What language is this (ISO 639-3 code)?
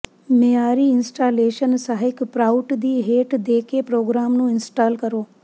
pan